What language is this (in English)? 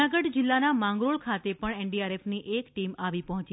Gujarati